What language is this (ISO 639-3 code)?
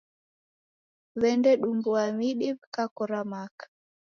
dav